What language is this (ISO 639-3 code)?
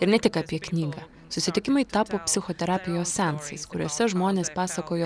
lit